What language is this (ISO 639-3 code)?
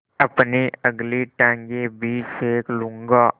hin